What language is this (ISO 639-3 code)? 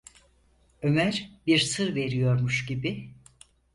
tur